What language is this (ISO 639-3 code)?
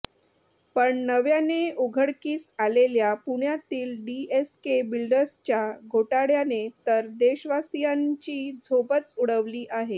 mar